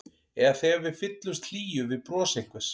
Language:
Icelandic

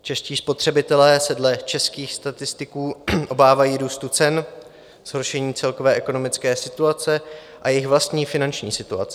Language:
Czech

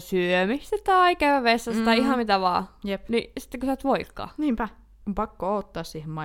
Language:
Finnish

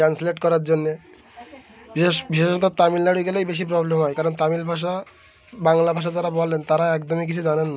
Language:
Bangla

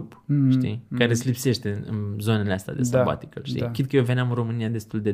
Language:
Romanian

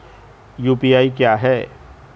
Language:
Hindi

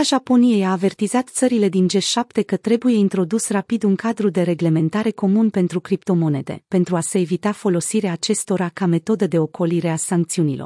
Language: Romanian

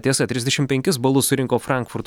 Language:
Lithuanian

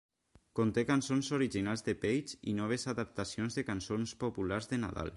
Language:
Catalan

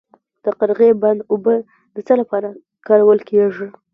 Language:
Pashto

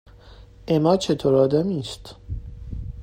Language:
Persian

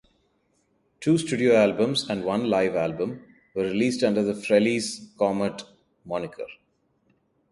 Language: English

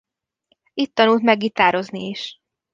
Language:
Hungarian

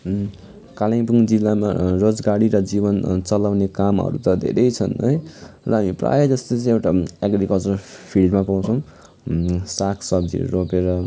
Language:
Nepali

